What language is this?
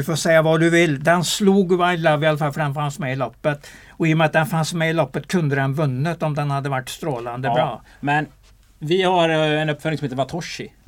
Swedish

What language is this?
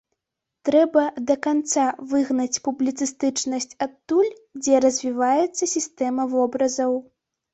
Belarusian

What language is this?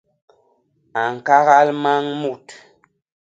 Basaa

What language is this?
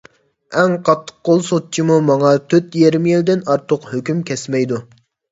Uyghur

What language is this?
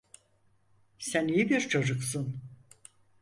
Turkish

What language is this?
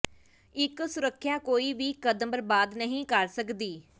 Punjabi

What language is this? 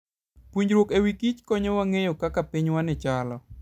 Luo (Kenya and Tanzania)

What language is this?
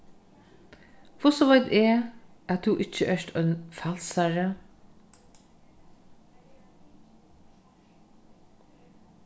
Faroese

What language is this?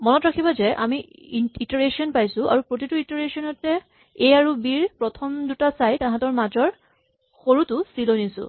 Assamese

